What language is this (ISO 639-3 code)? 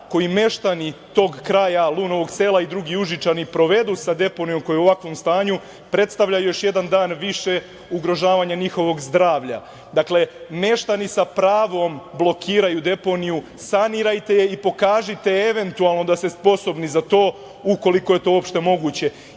srp